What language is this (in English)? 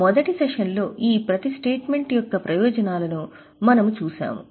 Telugu